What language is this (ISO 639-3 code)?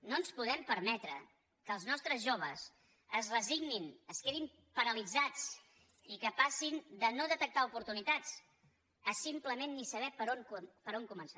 cat